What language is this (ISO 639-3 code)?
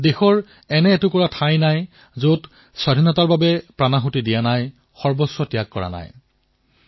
asm